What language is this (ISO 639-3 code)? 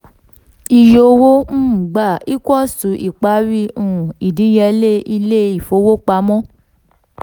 yor